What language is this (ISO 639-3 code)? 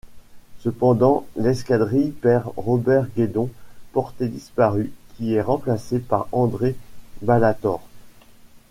fra